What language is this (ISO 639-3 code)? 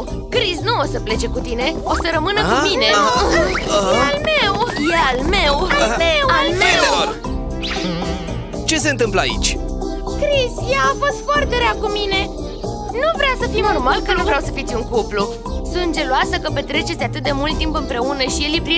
ron